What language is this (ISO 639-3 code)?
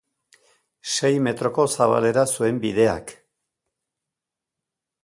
eus